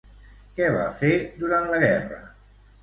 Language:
Catalan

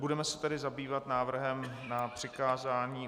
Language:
Czech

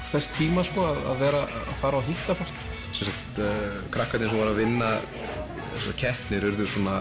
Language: Icelandic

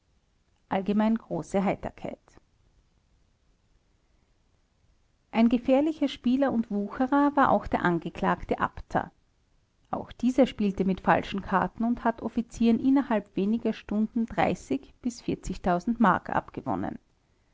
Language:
German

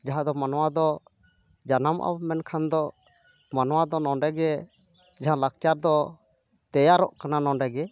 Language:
Santali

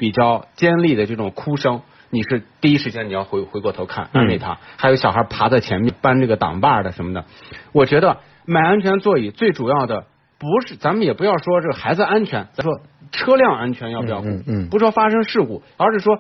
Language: Chinese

